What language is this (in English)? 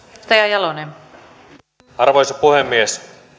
Finnish